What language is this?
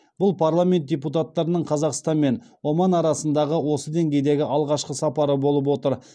Kazakh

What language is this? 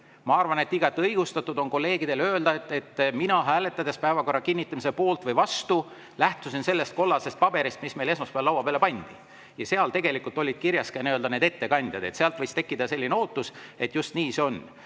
Estonian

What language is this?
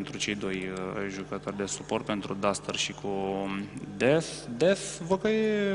Romanian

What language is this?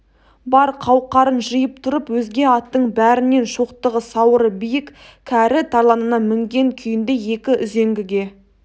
Kazakh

